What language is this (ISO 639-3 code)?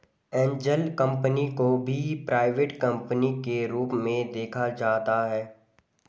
hin